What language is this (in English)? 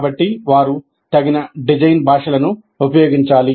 Telugu